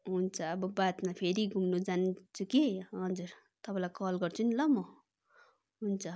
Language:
Nepali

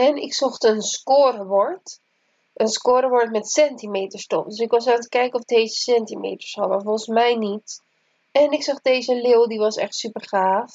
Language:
Dutch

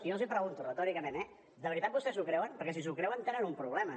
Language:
Catalan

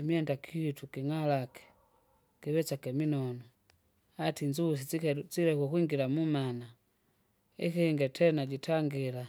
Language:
Kinga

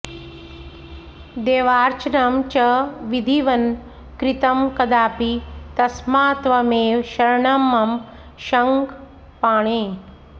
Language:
Sanskrit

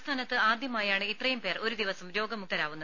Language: Malayalam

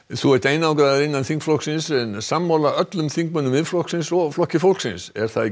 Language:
Icelandic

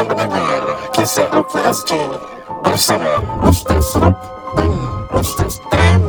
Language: Malay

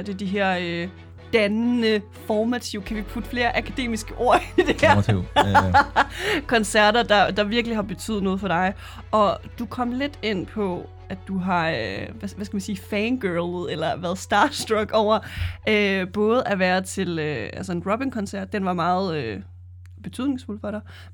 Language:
Danish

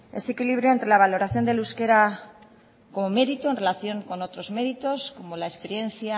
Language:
Spanish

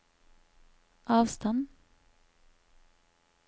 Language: Norwegian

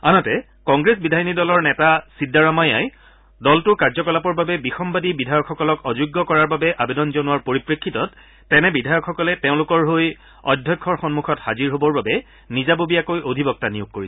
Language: Assamese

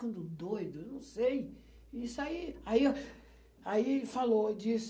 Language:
Portuguese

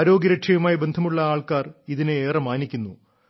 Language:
Malayalam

